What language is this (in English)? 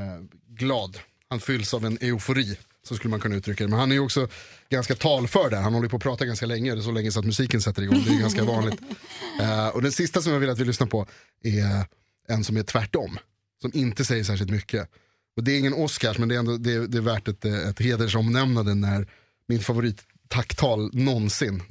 Swedish